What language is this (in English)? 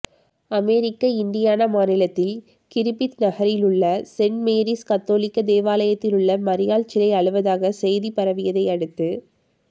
Tamil